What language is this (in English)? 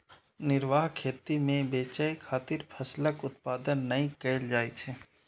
Maithili